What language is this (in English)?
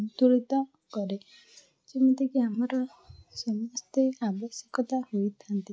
Odia